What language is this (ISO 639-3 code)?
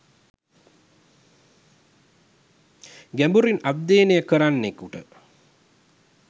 sin